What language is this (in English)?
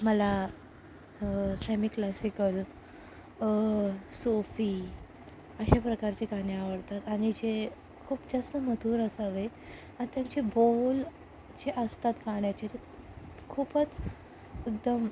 Marathi